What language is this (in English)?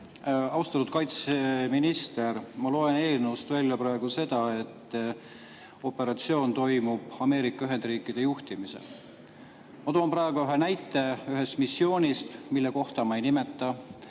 Estonian